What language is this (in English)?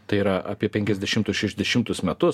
Lithuanian